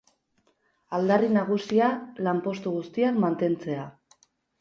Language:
Basque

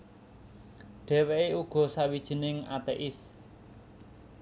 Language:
Javanese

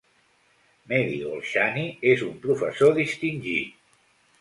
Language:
Catalan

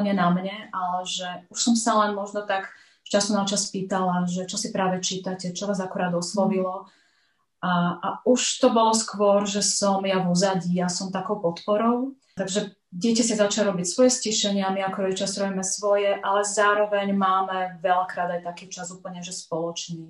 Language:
Slovak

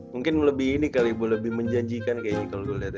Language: Indonesian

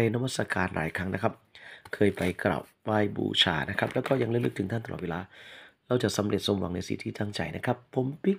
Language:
Thai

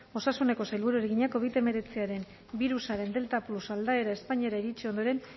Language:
Basque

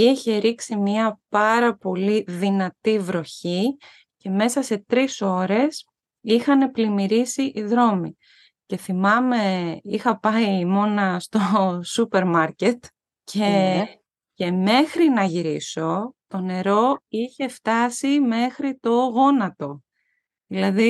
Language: Greek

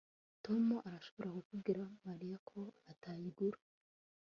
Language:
Kinyarwanda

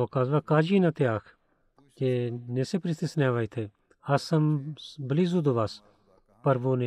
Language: Bulgarian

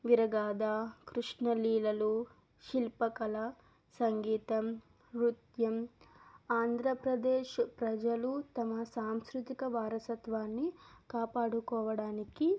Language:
Telugu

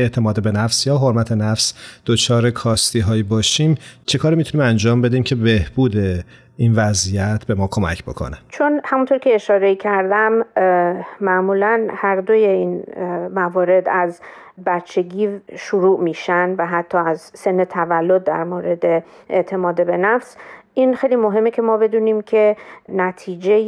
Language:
Persian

